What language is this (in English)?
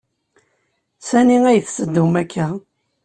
Kabyle